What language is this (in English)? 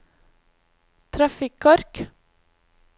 Norwegian